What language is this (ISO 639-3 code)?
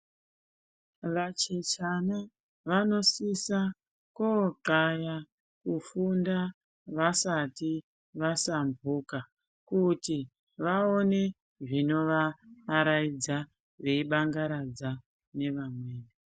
ndc